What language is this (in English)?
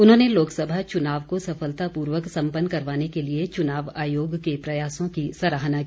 Hindi